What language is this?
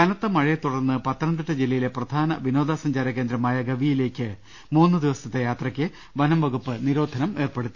Malayalam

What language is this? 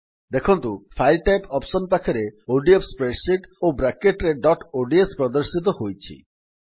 Odia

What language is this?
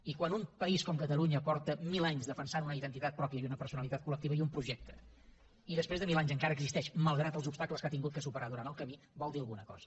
Catalan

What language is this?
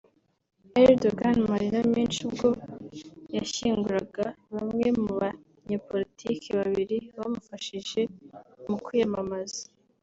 Kinyarwanda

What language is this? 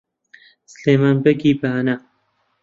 Central Kurdish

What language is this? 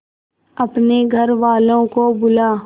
Hindi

